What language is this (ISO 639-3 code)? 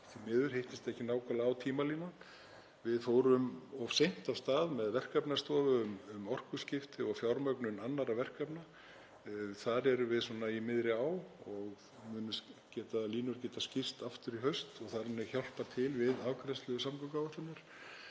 isl